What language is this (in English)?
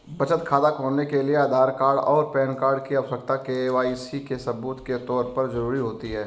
Hindi